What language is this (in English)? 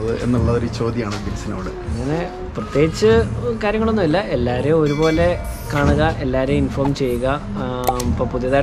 Dutch